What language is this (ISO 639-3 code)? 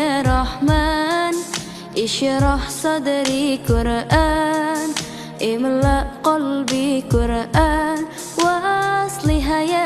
ara